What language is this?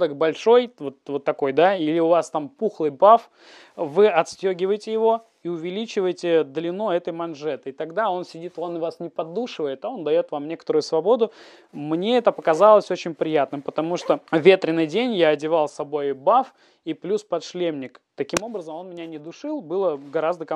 Russian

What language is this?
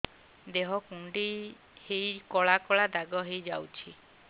Odia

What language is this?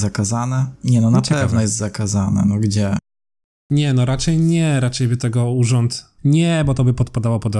Polish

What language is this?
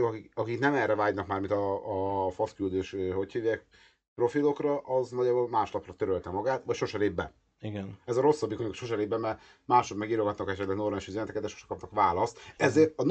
Hungarian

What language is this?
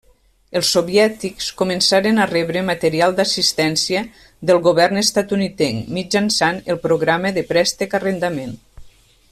Catalan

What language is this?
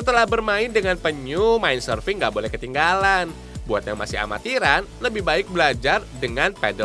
Indonesian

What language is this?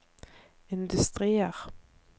Norwegian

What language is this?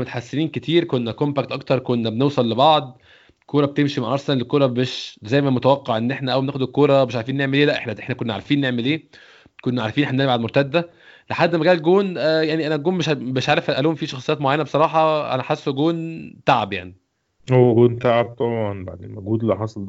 Arabic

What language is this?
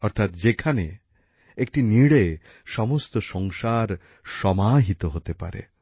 Bangla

